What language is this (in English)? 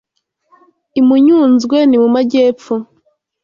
Kinyarwanda